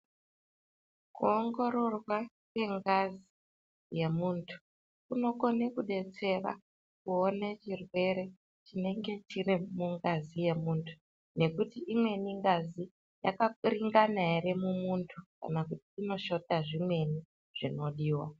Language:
Ndau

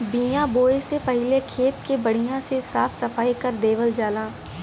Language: Bhojpuri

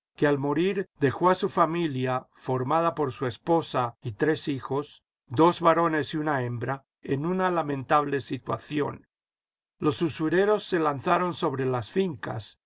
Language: Spanish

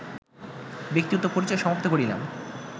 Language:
Bangla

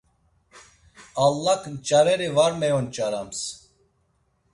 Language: Laz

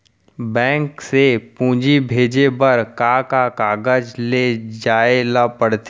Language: Chhattisgarhi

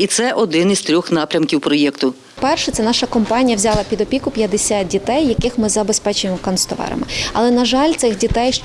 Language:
Ukrainian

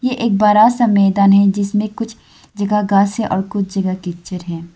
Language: Hindi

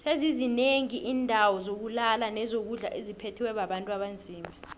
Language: South Ndebele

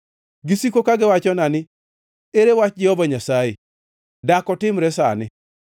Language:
Luo (Kenya and Tanzania)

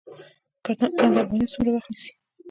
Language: Pashto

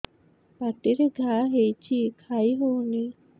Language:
Odia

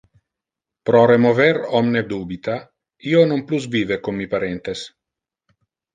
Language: Interlingua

